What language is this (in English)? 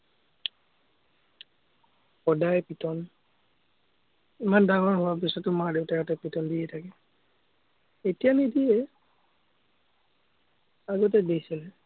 Assamese